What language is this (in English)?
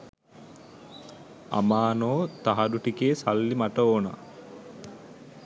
Sinhala